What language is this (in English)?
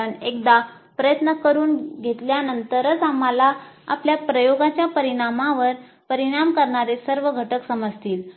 Marathi